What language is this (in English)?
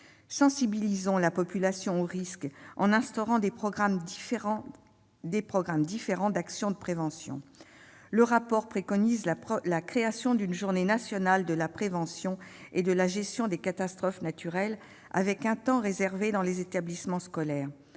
French